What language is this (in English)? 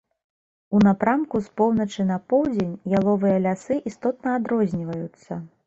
Belarusian